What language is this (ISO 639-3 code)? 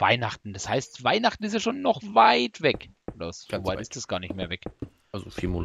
deu